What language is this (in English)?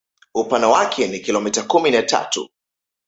Swahili